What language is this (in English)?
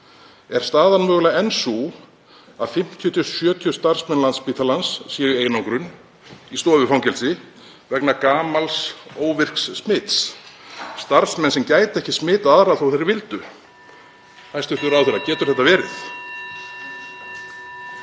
Icelandic